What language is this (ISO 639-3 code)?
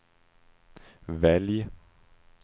swe